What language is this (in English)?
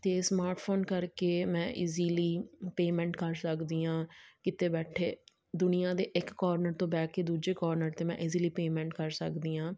Punjabi